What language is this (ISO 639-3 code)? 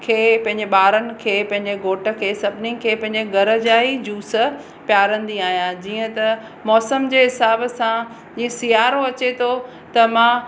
snd